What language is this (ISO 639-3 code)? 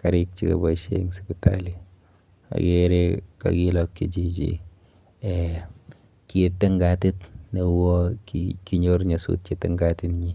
kln